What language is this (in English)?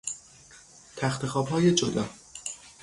Persian